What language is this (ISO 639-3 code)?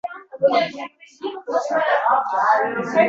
uzb